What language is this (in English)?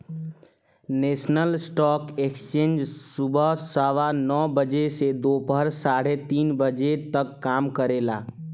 Bhojpuri